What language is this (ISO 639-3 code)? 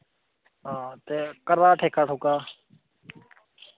doi